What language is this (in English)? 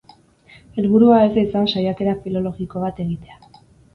Basque